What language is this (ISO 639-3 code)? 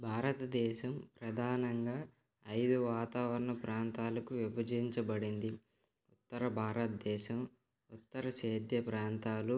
tel